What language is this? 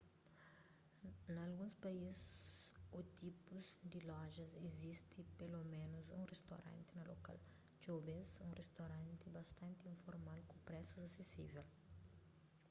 Kabuverdianu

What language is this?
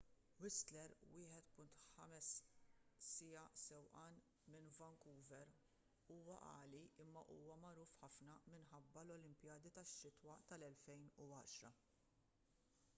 Maltese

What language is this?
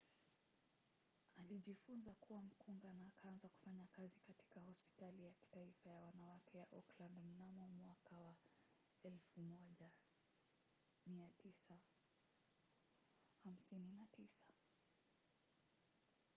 Swahili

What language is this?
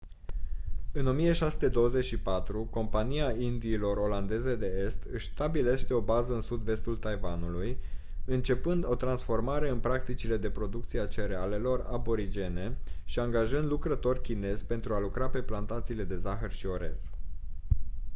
Romanian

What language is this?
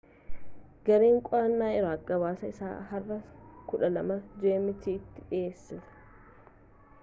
Oromo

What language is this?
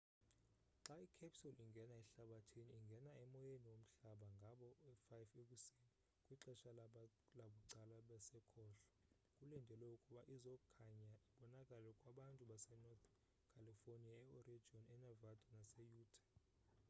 Xhosa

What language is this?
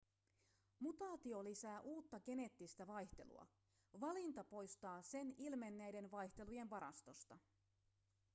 Finnish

